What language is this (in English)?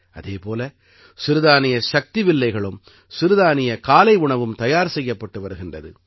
Tamil